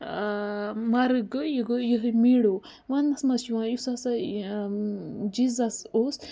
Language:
Kashmiri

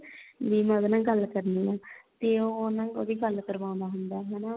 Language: Punjabi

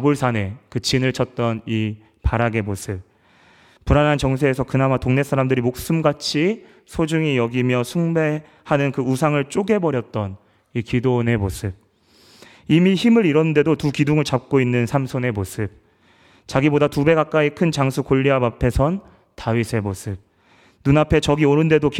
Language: Korean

